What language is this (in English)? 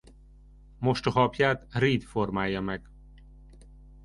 Hungarian